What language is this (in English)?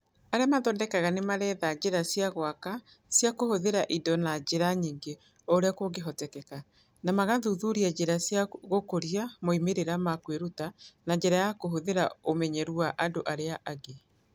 Kikuyu